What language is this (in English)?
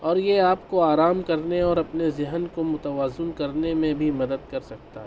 Urdu